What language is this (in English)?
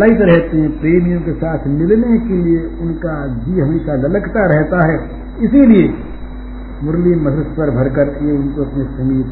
Hindi